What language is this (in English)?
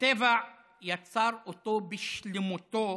Hebrew